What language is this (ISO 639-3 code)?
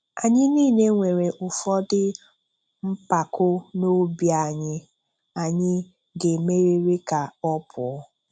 ibo